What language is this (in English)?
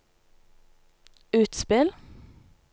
Norwegian